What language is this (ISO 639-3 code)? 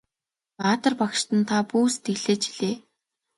mon